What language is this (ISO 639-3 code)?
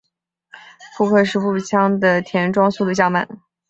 zho